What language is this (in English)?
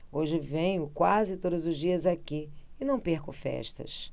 Portuguese